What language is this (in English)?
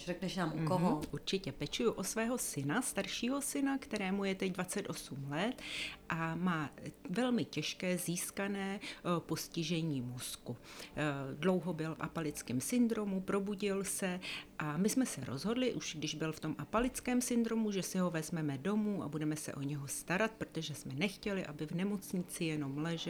Czech